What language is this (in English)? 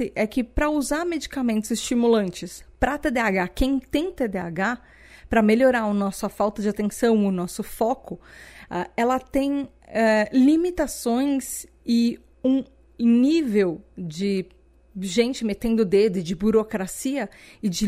Portuguese